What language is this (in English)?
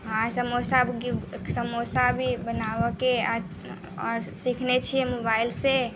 Maithili